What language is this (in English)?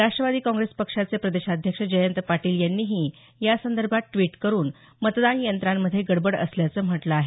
Marathi